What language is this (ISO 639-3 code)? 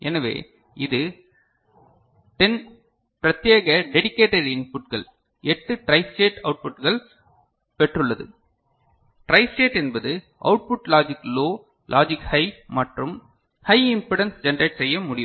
tam